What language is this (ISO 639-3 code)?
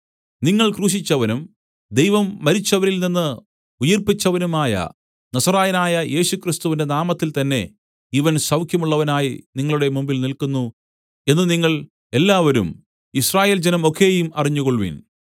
mal